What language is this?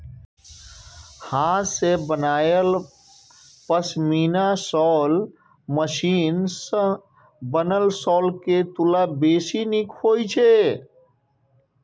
Maithili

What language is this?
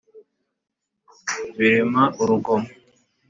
Kinyarwanda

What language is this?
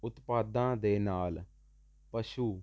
Punjabi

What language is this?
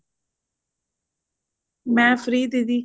Punjabi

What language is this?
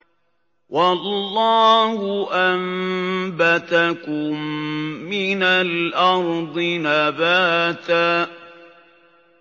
Arabic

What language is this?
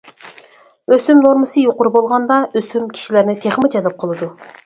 Uyghur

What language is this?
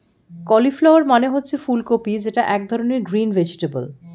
Bangla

